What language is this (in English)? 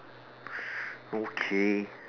English